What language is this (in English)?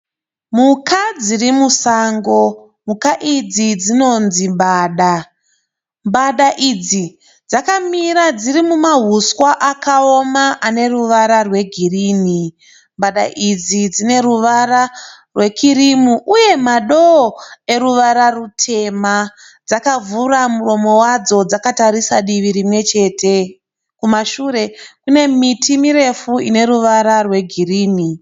Shona